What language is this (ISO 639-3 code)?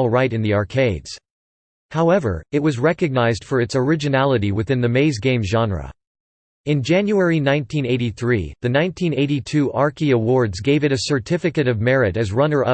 eng